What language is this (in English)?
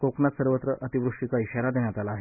Marathi